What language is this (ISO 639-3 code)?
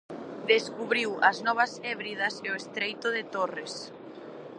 glg